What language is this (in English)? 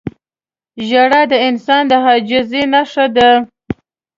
Pashto